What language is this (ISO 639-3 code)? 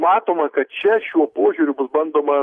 lit